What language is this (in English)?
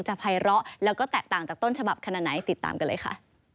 Thai